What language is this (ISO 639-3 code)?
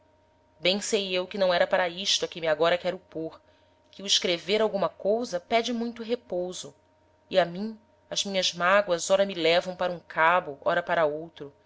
por